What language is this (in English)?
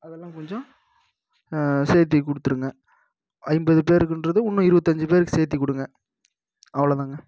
Tamil